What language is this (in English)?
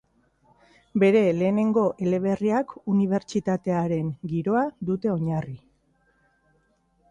Basque